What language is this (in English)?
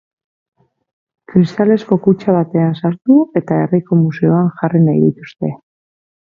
Basque